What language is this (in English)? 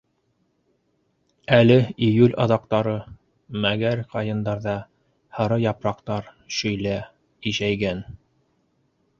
Bashkir